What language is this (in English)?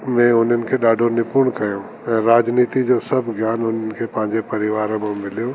Sindhi